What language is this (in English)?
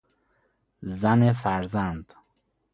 Persian